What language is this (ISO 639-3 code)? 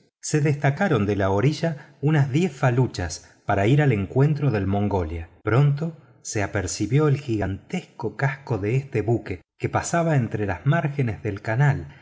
spa